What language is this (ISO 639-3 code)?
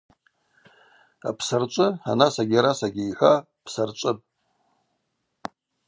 abq